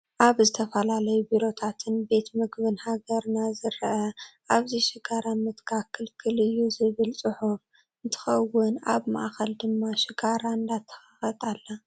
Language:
Tigrinya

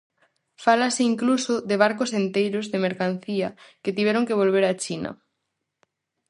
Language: Galician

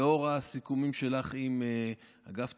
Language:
Hebrew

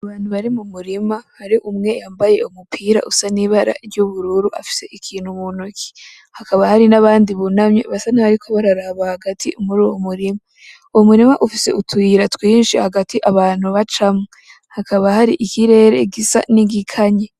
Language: Rundi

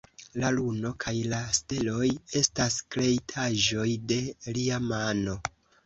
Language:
Esperanto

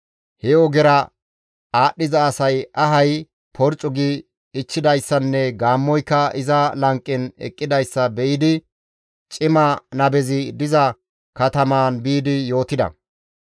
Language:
Gamo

